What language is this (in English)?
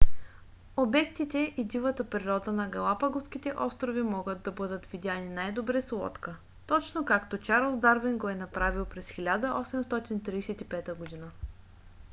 Bulgarian